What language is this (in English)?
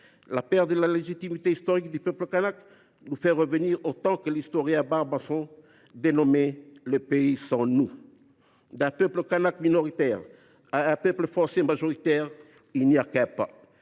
French